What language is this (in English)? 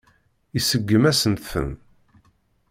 Kabyle